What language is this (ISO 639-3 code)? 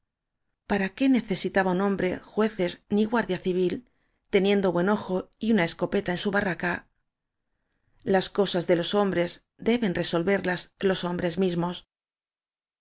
spa